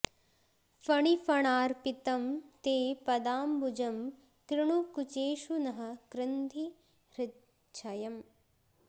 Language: Sanskrit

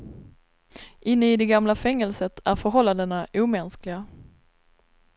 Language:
Swedish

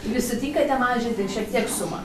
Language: Lithuanian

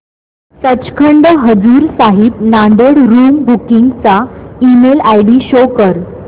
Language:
Marathi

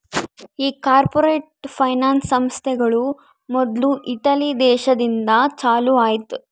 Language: Kannada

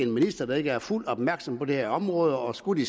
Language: Danish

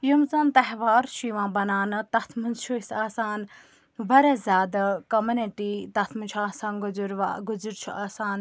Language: Kashmiri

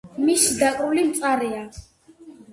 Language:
Georgian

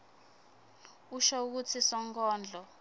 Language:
Swati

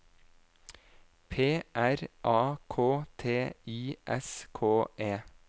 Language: Norwegian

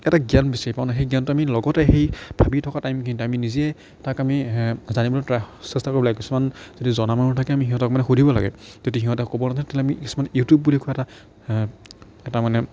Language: Assamese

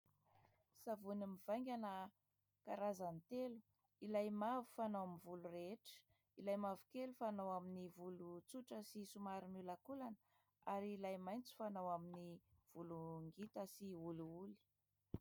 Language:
Malagasy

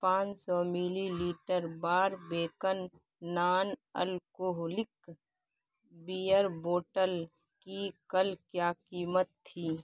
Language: Urdu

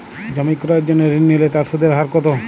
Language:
Bangla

